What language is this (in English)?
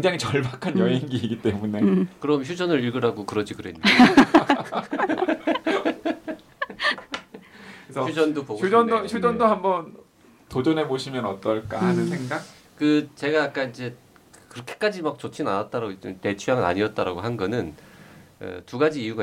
Korean